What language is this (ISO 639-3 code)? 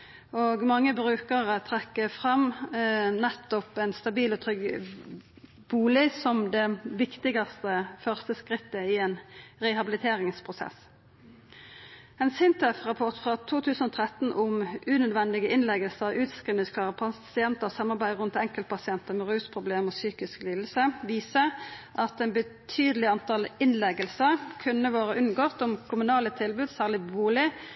nno